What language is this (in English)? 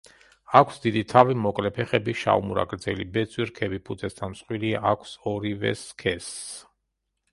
Georgian